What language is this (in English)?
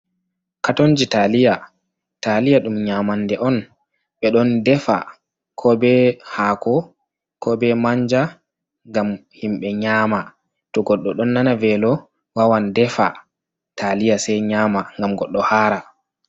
Fula